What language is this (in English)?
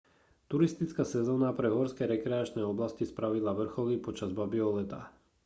Slovak